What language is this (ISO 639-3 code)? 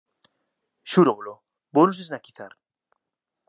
glg